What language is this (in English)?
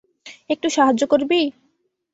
Bangla